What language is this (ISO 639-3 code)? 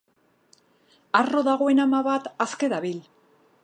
eus